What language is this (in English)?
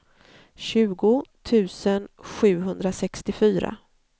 Swedish